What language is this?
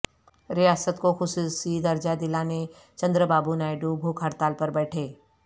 Urdu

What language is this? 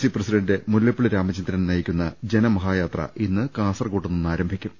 Malayalam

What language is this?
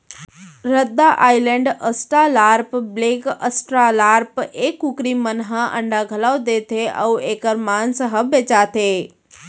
Chhattisgarhi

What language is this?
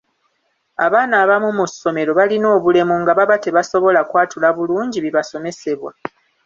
Ganda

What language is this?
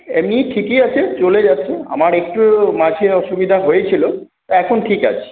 Bangla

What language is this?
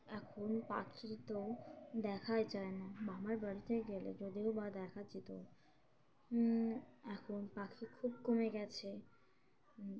Bangla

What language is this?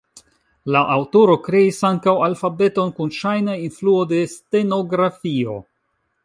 Esperanto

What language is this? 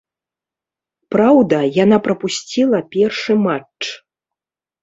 Belarusian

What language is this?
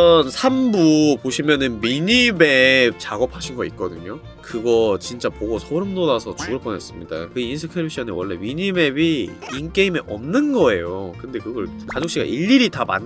Korean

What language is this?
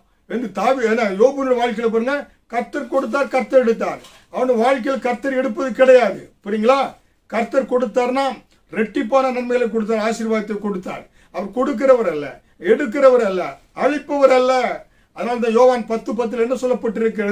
Tamil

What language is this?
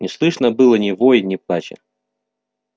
Russian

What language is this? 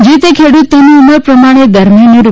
Gujarati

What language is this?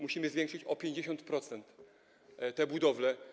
Polish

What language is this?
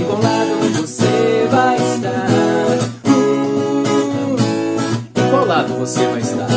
Portuguese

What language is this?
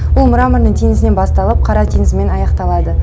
Kazakh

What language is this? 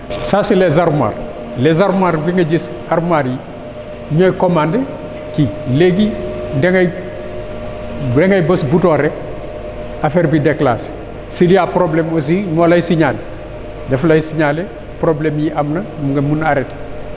Wolof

